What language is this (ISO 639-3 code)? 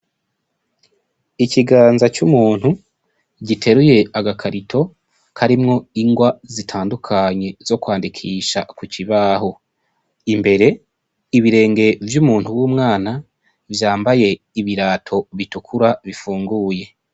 run